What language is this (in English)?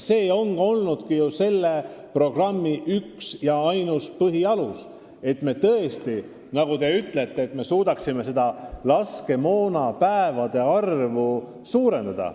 Estonian